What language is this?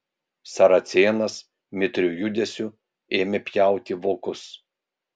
Lithuanian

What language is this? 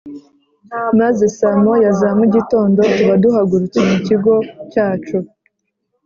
Kinyarwanda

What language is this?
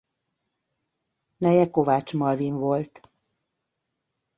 Hungarian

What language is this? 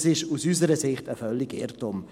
Swiss German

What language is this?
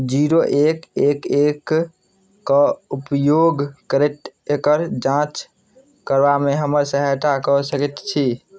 Maithili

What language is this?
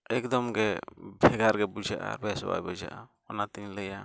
Santali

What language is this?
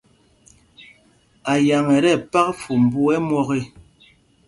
Mpumpong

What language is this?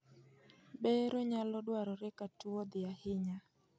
Luo (Kenya and Tanzania)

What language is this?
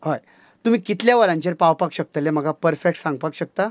Konkani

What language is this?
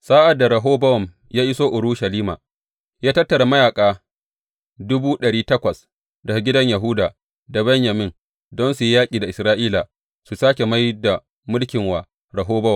Hausa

